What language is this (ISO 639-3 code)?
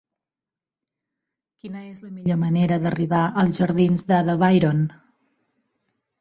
cat